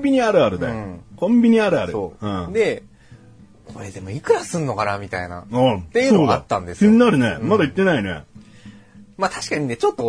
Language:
Japanese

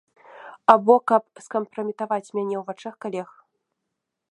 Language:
Belarusian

